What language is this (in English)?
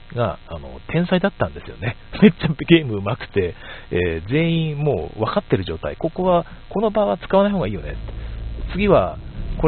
Japanese